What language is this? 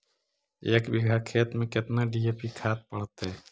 Magahi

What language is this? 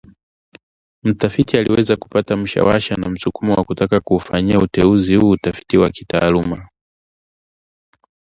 Swahili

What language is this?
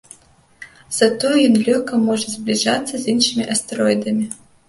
Belarusian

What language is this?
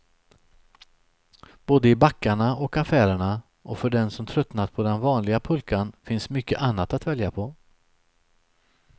Swedish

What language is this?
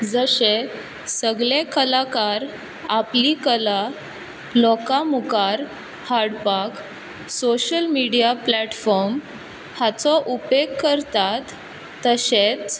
Konkani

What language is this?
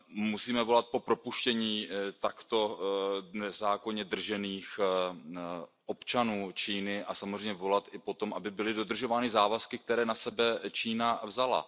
Czech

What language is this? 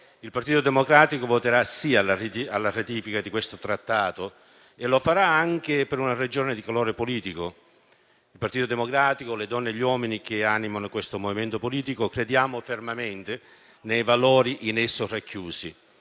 Italian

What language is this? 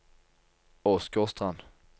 Norwegian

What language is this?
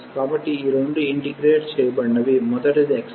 Telugu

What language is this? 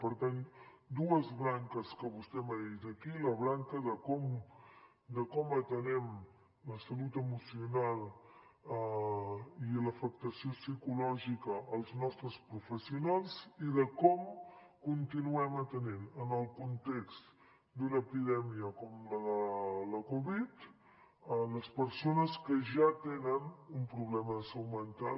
Catalan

